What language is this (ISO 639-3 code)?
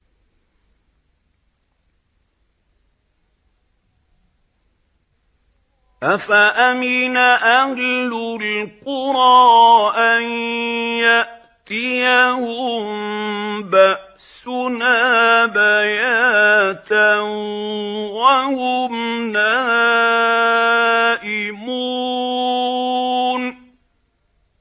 ara